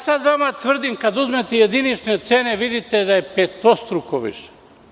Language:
Serbian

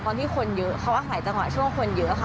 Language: Thai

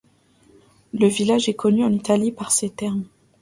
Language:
French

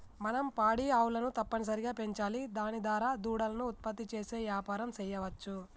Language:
Telugu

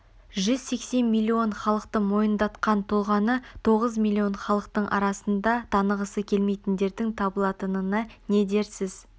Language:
Kazakh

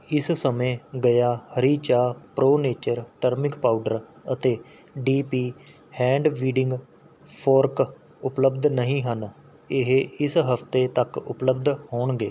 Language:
Punjabi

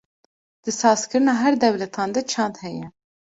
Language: Kurdish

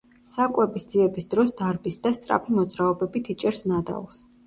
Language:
Georgian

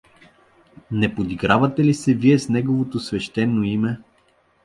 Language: Bulgarian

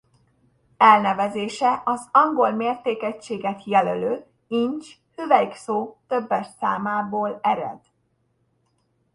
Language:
Hungarian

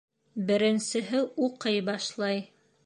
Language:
Bashkir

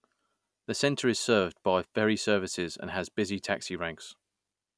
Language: English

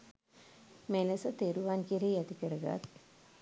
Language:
Sinhala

